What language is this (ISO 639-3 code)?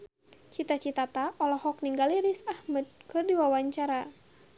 sun